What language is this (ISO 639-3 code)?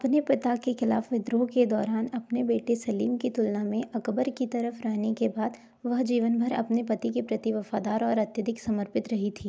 hin